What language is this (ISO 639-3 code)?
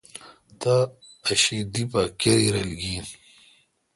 xka